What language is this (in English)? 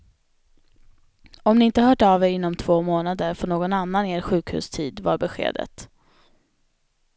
Swedish